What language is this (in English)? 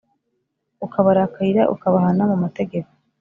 Kinyarwanda